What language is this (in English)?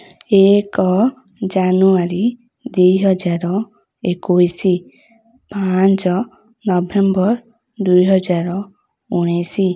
Odia